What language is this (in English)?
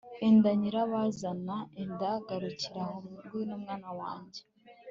Kinyarwanda